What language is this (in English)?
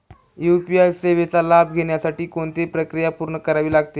Marathi